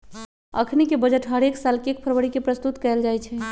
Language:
Magahi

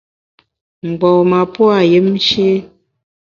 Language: Bamun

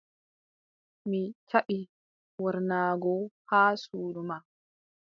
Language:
Adamawa Fulfulde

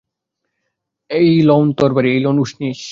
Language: Bangla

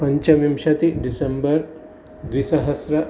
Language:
Sanskrit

